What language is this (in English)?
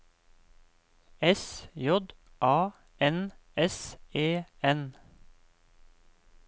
Norwegian